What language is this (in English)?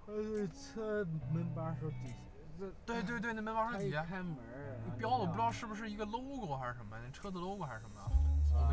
Chinese